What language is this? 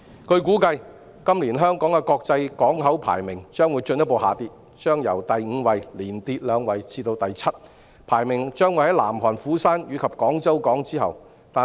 Cantonese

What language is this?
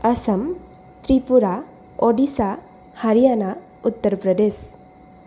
Sanskrit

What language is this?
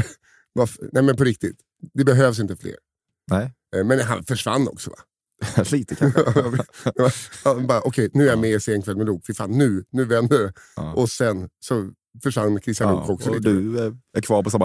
Swedish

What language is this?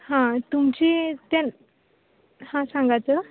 Konkani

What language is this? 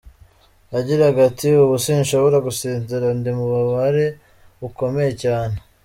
Kinyarwanda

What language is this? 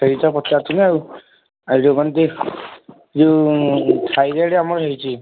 Odia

